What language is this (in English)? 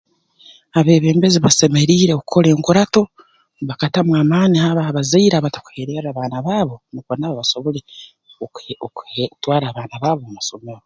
Tooro